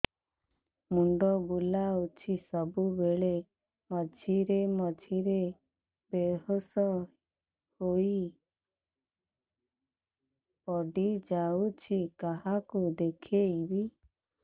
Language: Odia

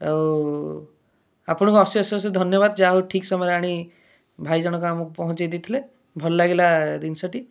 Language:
Odia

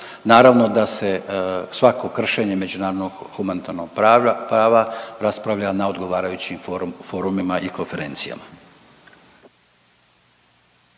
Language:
Croatian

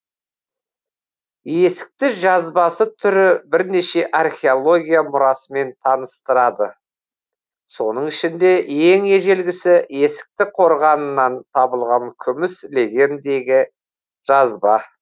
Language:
Kazakh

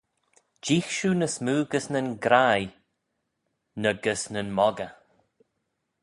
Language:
Manx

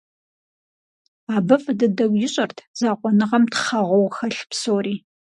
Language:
Kabardian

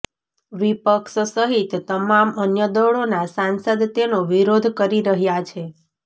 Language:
Gujarati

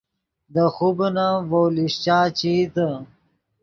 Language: Yidgha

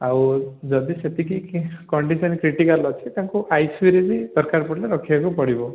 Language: Odia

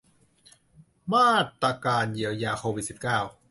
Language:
Thai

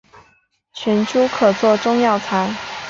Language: Chinese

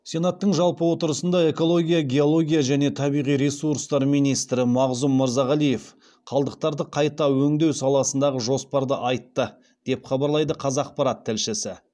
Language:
Kazakh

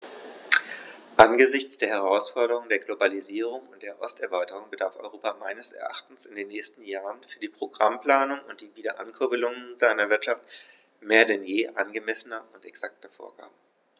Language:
German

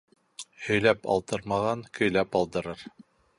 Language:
Bashkir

